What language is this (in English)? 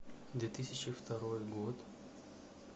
Russian